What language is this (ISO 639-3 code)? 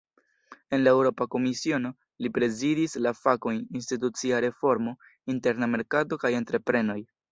epo